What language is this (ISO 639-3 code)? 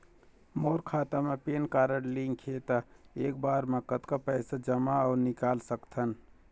hne